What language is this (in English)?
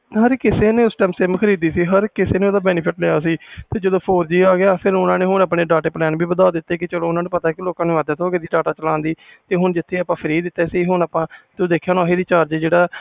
Punjabi